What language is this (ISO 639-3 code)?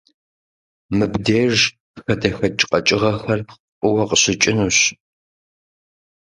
kbd